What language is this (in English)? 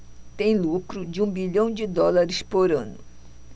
Portuguese